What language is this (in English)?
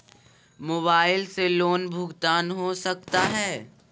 Magahi